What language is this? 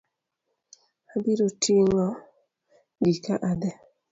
Luo (Kenya and Tanzania)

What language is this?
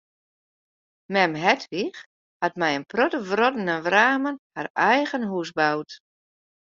Western Frisian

